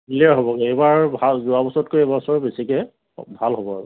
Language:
Assamese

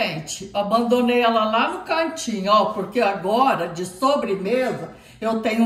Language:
Portuguese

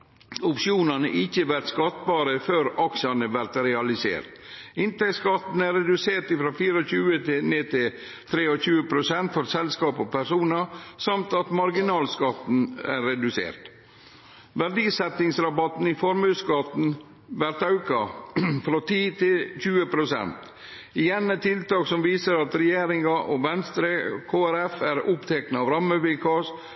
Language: Norwegian Nynorsk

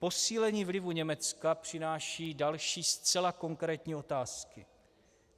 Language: Czech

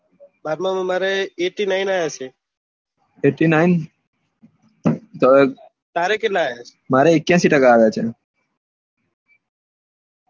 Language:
Gujarati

